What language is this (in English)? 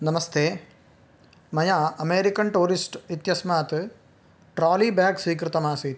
Sanskrit